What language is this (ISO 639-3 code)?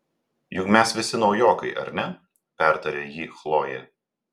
lit